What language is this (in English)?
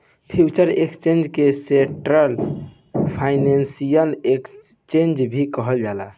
Bhojpuri